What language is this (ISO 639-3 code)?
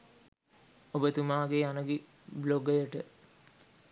sin